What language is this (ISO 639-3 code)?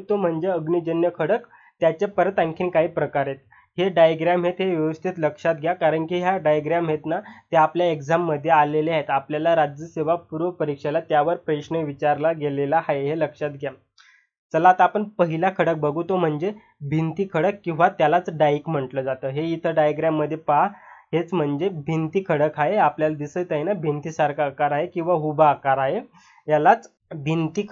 hin